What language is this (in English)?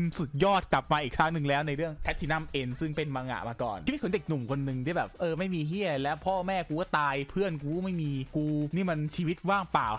Thai